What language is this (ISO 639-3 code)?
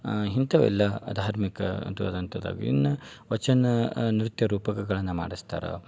kan